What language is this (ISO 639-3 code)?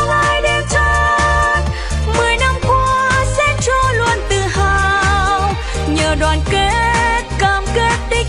vie